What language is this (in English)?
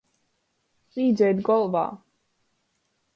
Latgalian